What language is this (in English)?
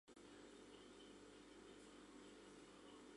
Mari